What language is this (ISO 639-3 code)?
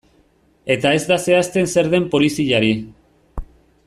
eus